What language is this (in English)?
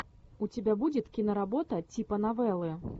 Russian